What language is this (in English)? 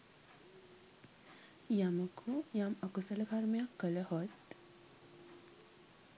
Sinhala